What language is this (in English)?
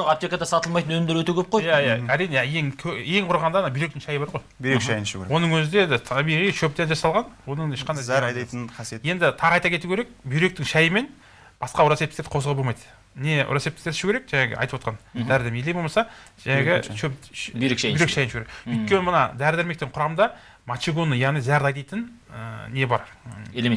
Turkish